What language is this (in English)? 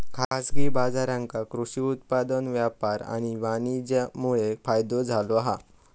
Marathi